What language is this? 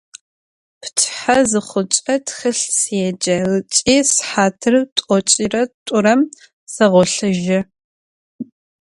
Adyghe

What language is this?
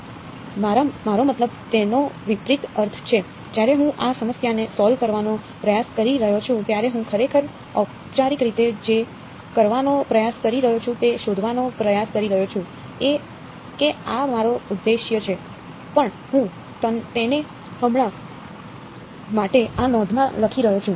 Gujarati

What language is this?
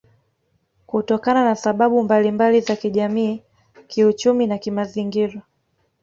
Swahili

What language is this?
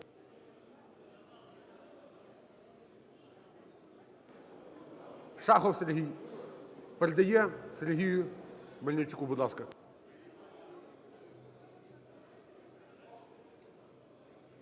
Ukrainian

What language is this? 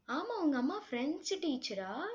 Tamil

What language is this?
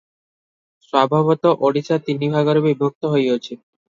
Odia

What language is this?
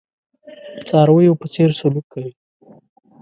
Pashto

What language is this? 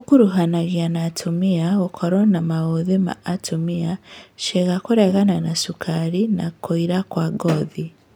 Kikuyu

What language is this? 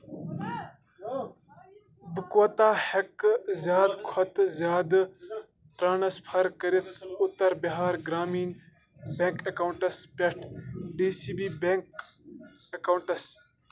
Kashmiri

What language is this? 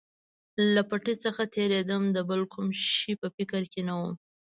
Pashto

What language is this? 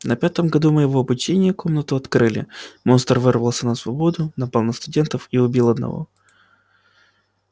Russian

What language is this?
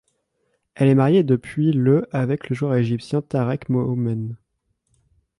French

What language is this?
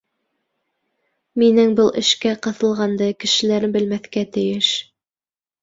Bashkir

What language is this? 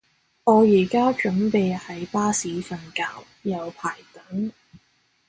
Cantonese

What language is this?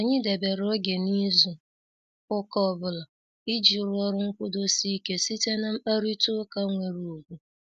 Igbo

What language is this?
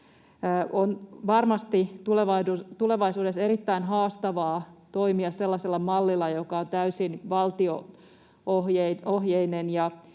Finnish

